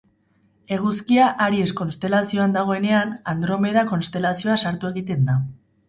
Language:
Basque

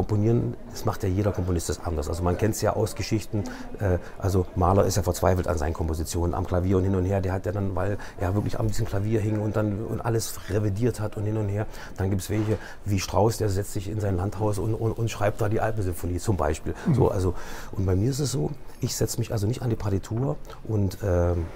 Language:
German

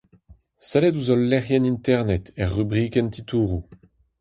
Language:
Breton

